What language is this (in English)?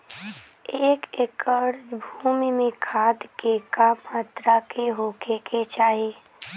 Bhojpuri